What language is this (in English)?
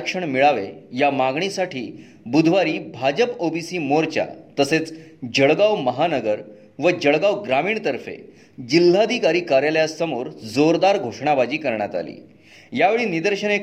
Marathi